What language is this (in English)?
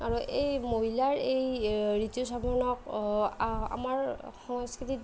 Assamese